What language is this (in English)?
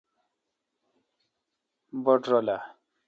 Kalkoti